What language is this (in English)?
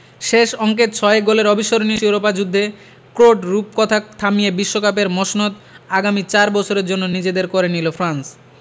Bangla